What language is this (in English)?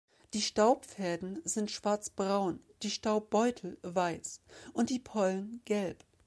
German